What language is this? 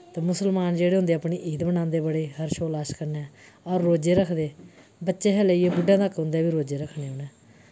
Dogri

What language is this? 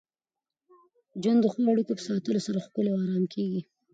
Pashto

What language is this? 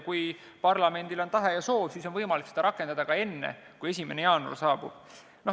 Estonian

